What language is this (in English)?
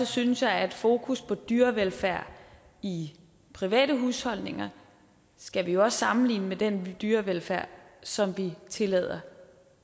Danish